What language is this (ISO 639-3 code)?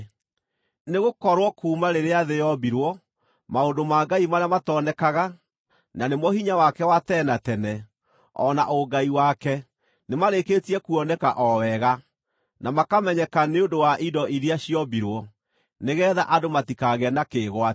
kik